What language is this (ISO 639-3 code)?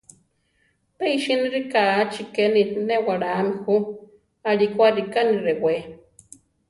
tar